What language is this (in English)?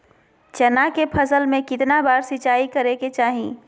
Magahi